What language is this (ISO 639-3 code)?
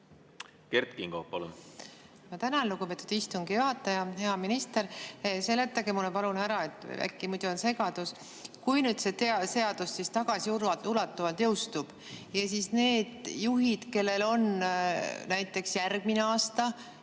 est